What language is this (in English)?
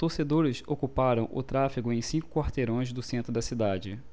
Portuguese